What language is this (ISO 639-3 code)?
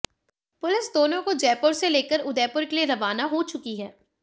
hin